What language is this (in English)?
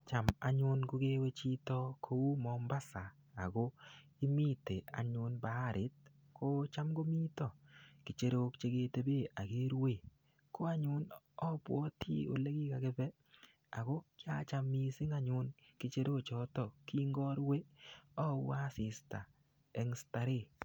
Kalenjin